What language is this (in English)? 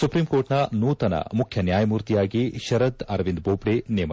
Kannada